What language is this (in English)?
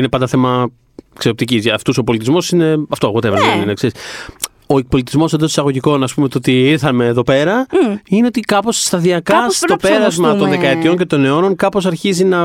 Greek